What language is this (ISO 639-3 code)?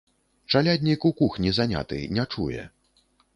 bel